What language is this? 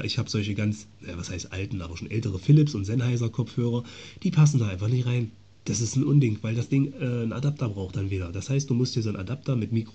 German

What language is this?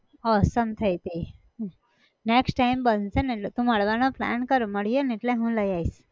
Gujarati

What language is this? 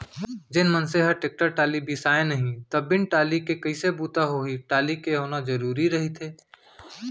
Chhattisgarhi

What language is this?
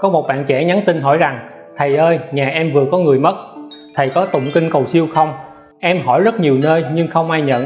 Vietnamese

